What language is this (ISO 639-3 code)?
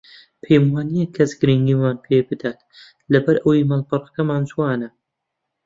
ckb